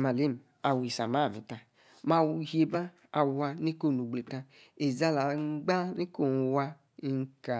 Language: Yace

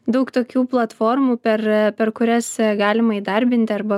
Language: Lithuanian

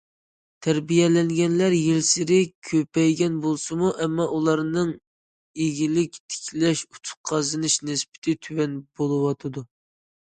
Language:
Uyghur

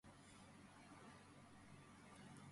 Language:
Georgian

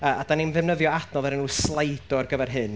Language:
Welsh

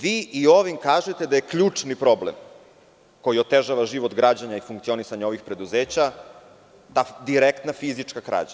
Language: Serbian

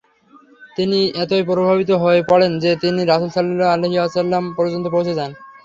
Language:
Bangla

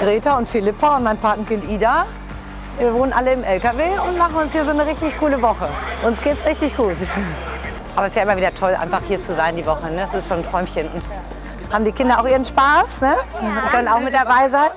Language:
German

